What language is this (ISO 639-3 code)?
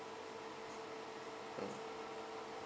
eng